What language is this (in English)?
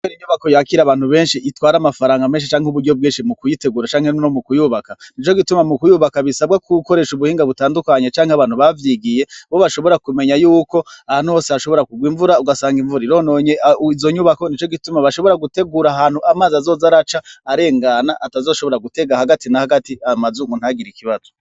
Rundi